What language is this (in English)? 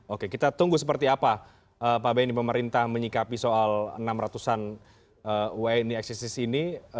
Indonesian